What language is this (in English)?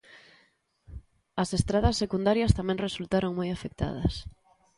Galician